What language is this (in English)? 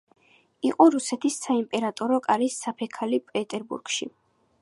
Georgian